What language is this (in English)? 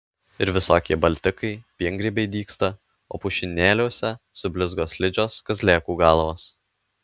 Lithuanian